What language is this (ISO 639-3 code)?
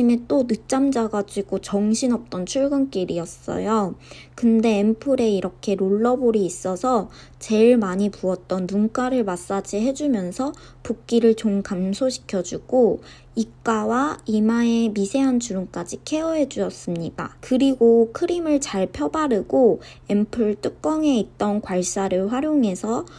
kor